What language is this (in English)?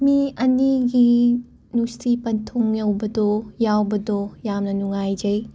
Manipuri